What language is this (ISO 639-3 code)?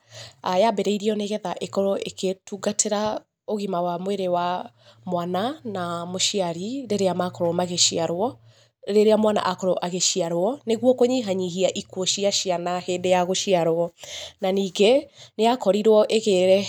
kik